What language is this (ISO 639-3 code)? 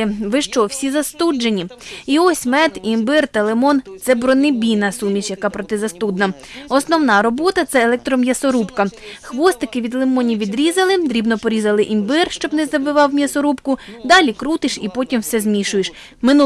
ukr